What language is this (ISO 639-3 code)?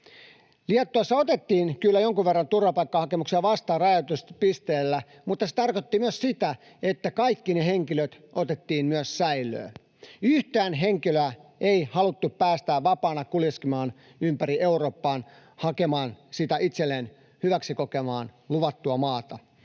fin